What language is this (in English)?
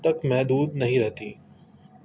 Urdu